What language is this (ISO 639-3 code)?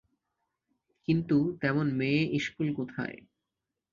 ben